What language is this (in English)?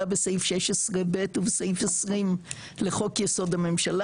Hebrew